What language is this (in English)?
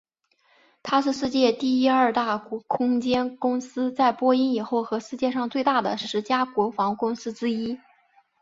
Chinese